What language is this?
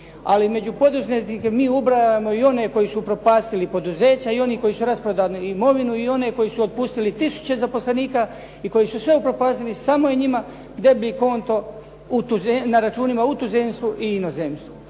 Croatian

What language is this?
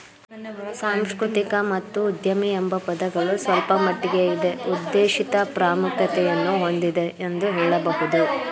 Kannada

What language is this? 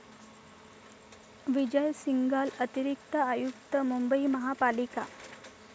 Marathi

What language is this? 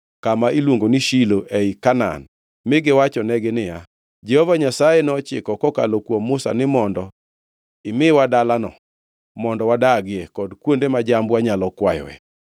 Luo (Kenya and Tanzania)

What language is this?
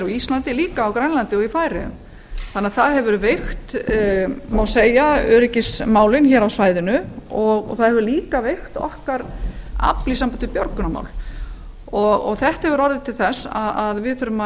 Icelandic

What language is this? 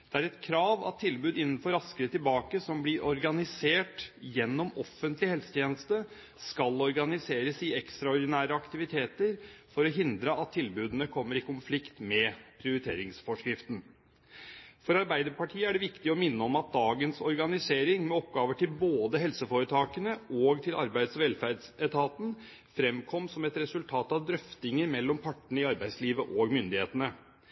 Norwegian Bokmål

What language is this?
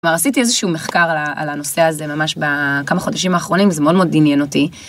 Hebrew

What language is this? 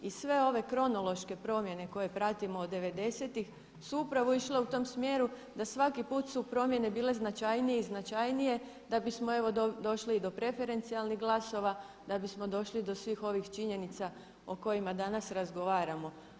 Croatian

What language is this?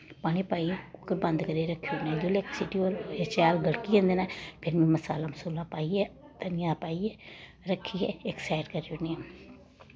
Dogri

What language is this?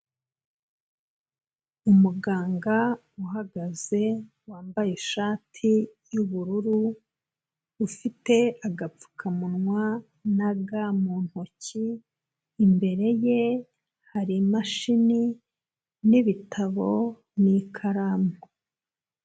Kinyarwanda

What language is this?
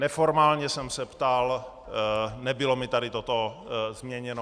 Czech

